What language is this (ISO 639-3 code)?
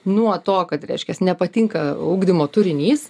lit